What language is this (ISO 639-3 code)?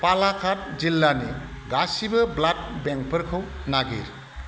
brx